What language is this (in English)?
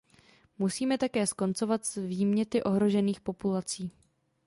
Czech